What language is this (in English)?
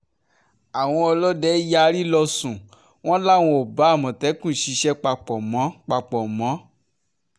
Yoruba